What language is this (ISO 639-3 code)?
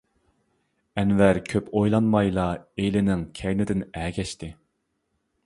uig